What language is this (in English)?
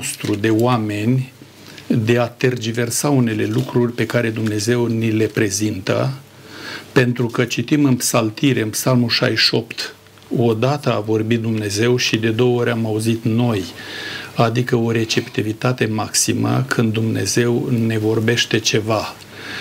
Romanian